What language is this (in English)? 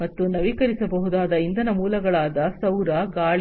Kannada